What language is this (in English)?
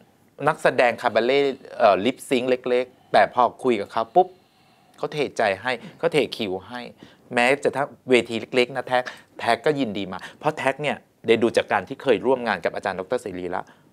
Thai